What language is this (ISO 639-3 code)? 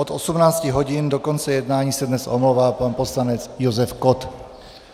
ces